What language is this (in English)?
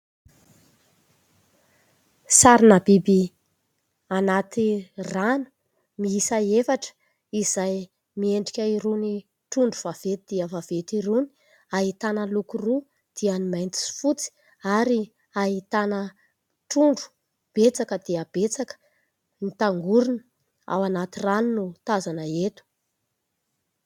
Malagasy